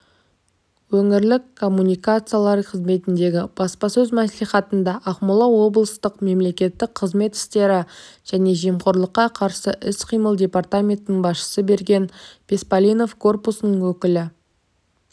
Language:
Kazakh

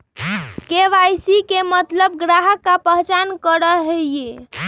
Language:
Magahi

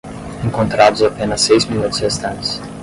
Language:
Portuguese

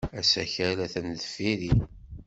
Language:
Kabyle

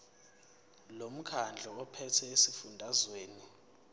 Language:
Zulu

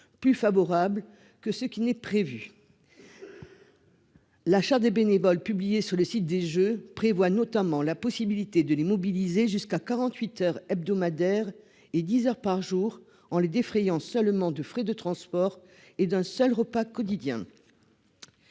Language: French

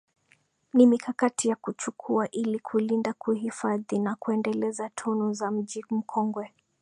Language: Swahili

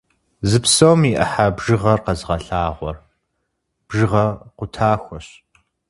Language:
Kabardian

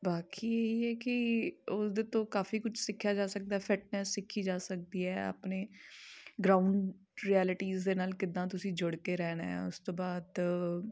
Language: Punjabi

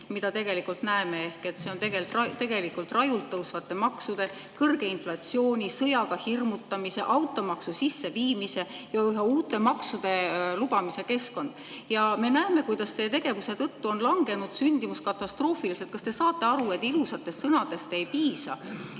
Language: Estonian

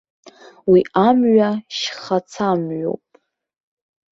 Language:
Abkhazian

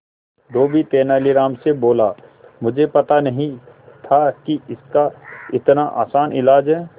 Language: Hindi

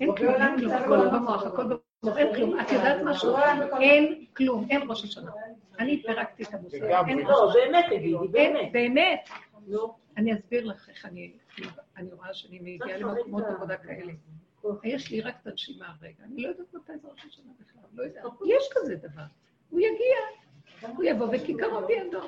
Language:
Hebrew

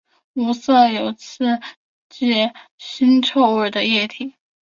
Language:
Chinese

